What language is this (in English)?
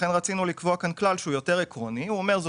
Hebrew